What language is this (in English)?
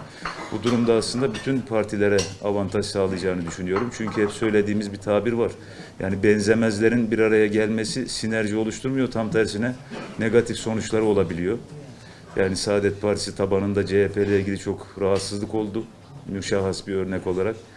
Turkish